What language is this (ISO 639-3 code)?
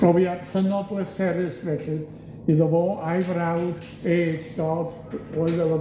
cym